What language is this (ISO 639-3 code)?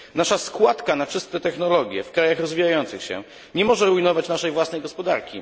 pol